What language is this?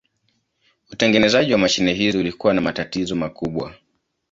Swahili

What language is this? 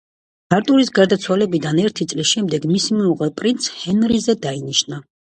Georgian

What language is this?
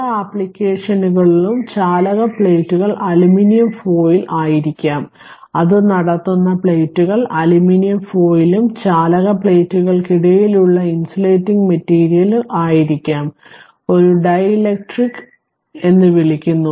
Malayalam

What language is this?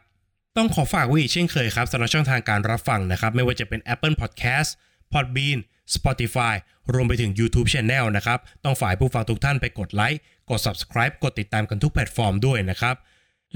Thai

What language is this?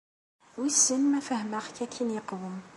Kabyle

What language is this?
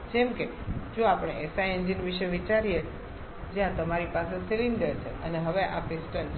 Gujarati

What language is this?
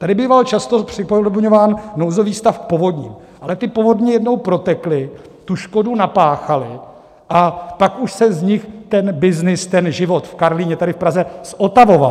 Czech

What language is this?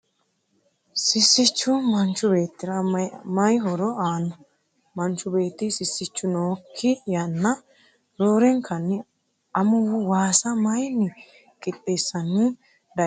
Sidamo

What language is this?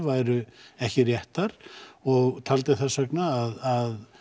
Icelandic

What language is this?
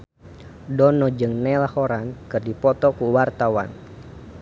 Sundanese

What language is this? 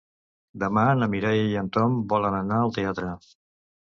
Catalan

